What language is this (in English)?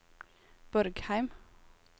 Norwegian